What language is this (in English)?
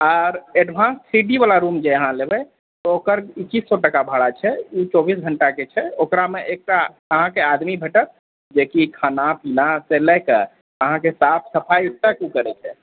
Maithili